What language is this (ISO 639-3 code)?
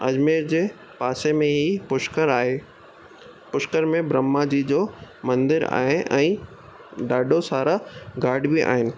snd